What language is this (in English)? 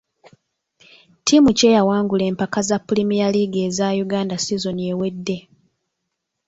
Ganda